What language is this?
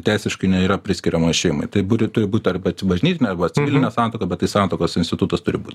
Lithuanian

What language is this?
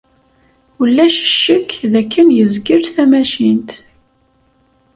Kabyle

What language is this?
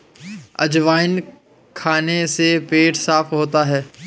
Hindi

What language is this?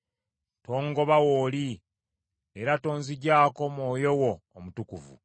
Ganda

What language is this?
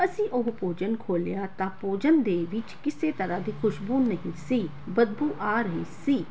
Punjabi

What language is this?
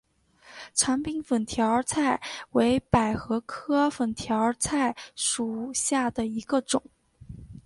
Chinese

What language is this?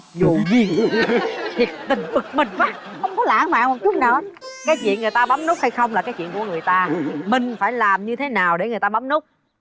Vietnamese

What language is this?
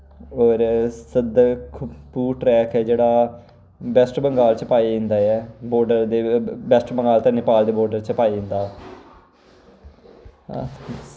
Dogri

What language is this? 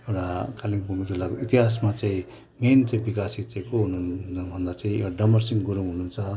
Nepali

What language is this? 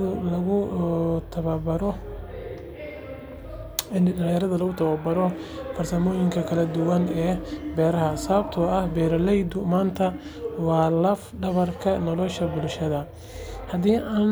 Somali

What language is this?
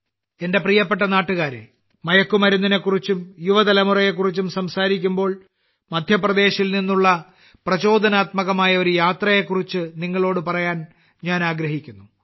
Malayalam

